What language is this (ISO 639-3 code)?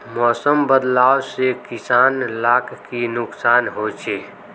mag